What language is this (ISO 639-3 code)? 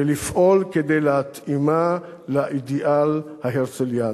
heb